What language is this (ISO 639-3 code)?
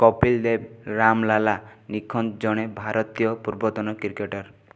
ori